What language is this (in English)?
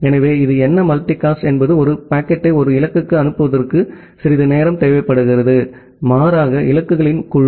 Tamil